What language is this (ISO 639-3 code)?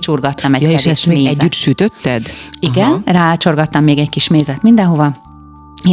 hun